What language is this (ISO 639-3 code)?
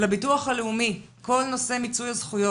heb